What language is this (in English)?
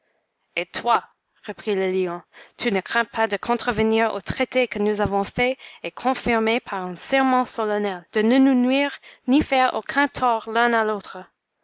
French